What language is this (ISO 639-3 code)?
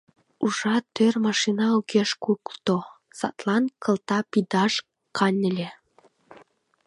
chm